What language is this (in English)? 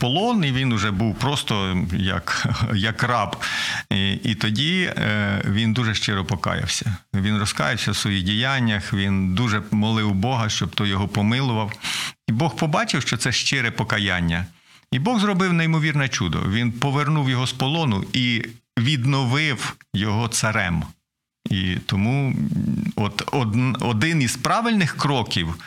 Ukrainian